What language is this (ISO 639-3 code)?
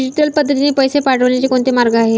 mar